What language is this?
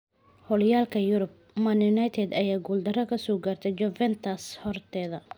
Somali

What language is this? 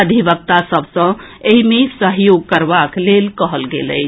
Maithili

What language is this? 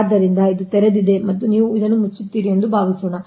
Kannada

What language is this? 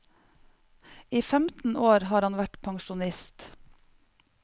Norwegian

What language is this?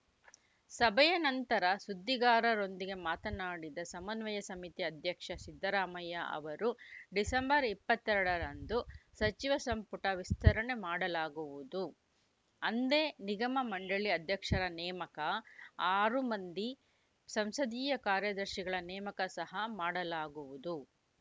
Kannada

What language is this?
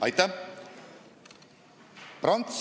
Estonian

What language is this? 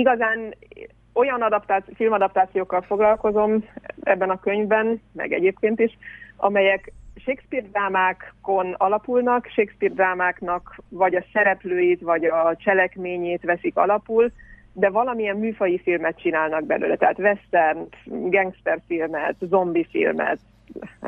Hungarian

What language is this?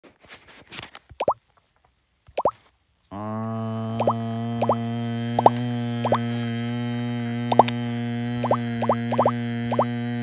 Romanian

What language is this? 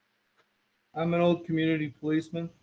English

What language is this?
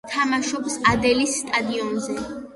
Georgian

